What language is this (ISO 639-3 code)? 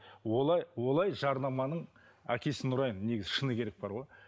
kaz